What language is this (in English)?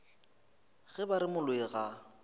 Northern Sotho